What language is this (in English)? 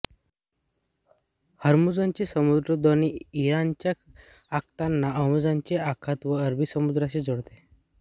Marathi